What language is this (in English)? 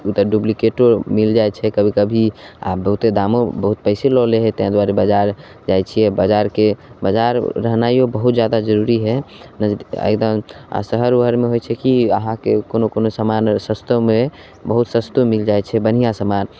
Maithili